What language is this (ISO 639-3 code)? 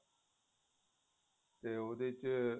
pan